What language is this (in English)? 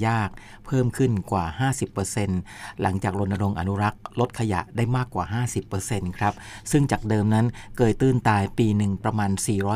Thai